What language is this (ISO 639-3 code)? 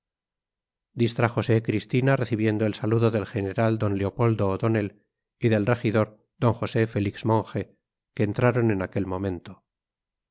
spa